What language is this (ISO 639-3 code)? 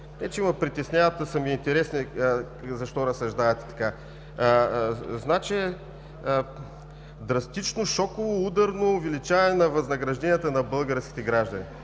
bul